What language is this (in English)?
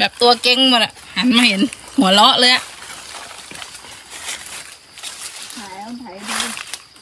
Thai